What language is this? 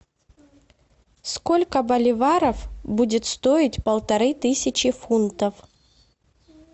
Russian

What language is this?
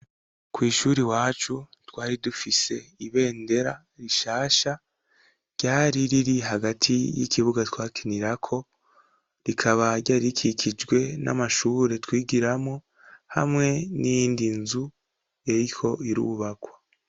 Rundi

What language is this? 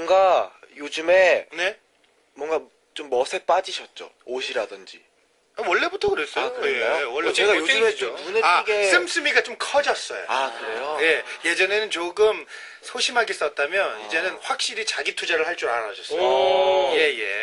Korean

